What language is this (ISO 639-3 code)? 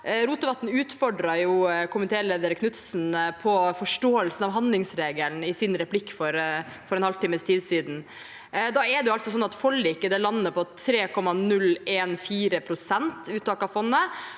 nor